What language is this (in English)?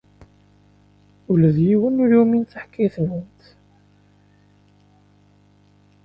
Kabyle